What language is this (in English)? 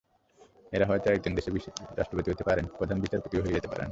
Bangla